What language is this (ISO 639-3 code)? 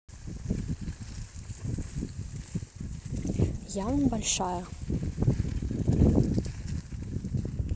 rus